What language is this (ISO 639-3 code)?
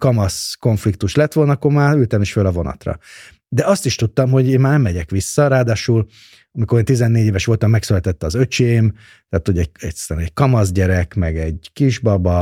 hun